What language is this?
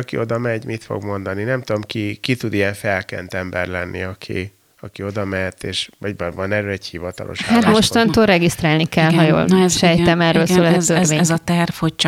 Hungarian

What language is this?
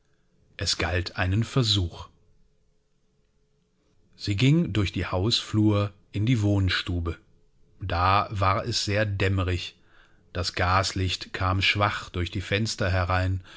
German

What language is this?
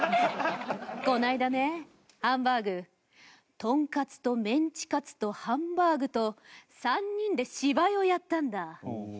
Japanese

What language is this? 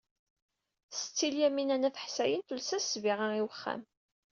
Kabyle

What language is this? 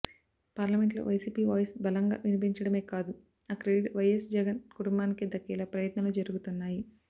Telugu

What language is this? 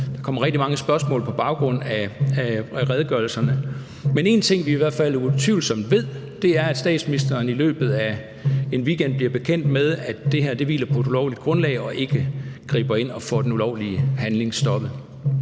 Danish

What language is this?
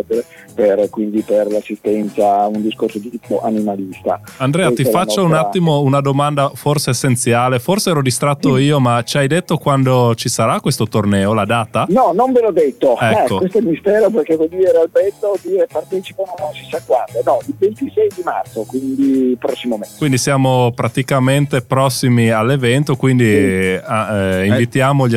Italian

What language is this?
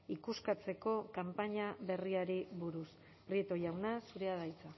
Basque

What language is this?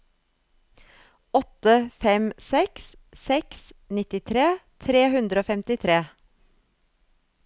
Norwegian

